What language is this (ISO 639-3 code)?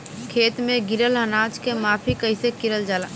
bho